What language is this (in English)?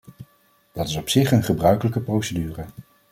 Dutch